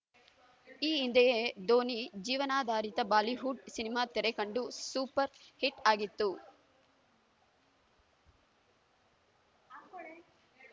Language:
Kannada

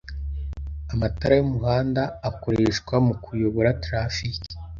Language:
Kinyarwanda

